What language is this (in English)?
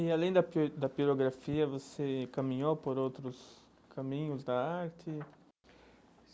Portuguese